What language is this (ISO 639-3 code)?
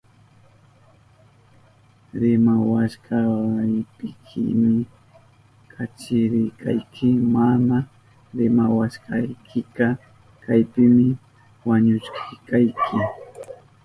qup